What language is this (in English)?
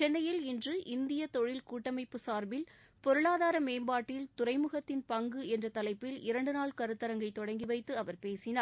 Tamil